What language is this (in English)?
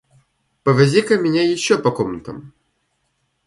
Russian